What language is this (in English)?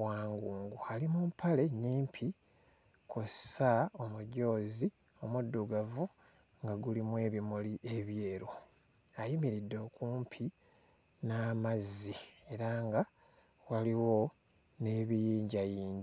Ganda